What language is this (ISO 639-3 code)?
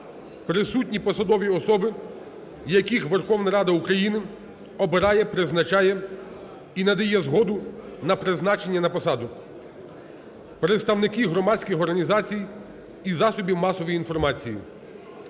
ukr